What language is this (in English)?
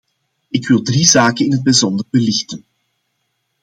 Dutch